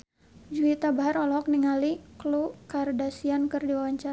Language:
Sundanese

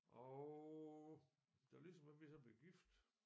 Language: Danish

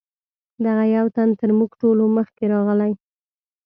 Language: Pashto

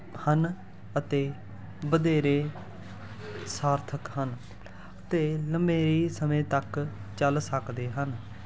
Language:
Punjabi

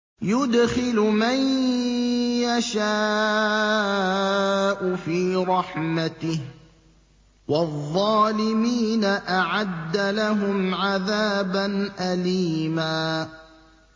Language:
Arabic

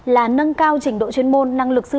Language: Vietnamese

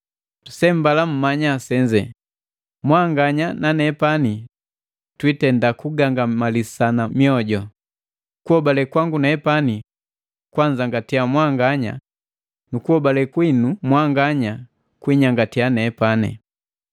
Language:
Matengo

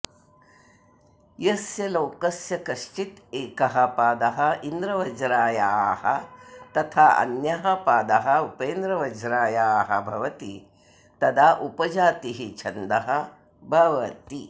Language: Sanskrit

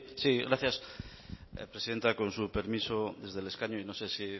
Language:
Spanish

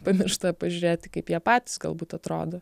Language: Lithuanian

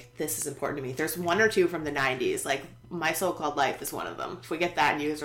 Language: English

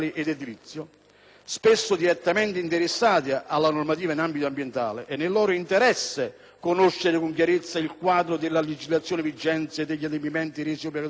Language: Italian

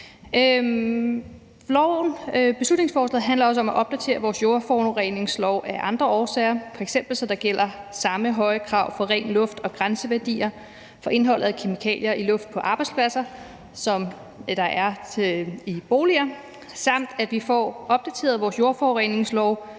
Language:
Danish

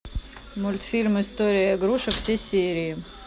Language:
Russian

